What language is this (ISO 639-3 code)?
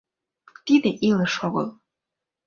chm